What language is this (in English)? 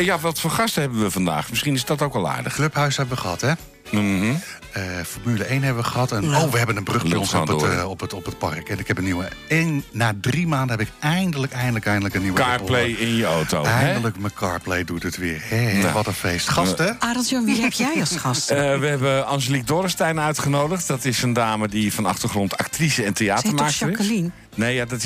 Dutch